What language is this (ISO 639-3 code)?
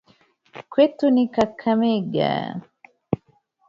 swa